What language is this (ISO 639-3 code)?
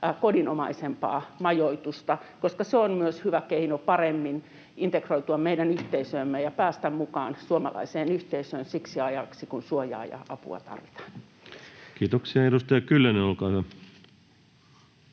fin